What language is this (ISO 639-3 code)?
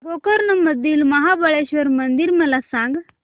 mar